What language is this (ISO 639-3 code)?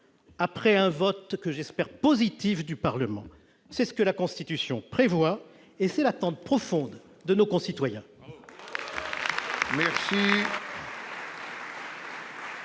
fra